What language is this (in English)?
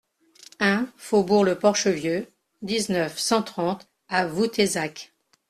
French